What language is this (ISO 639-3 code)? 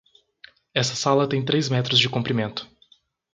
por